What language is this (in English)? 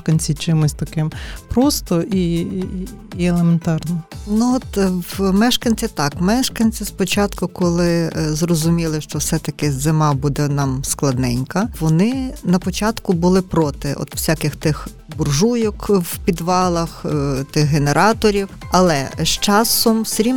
Ukrainian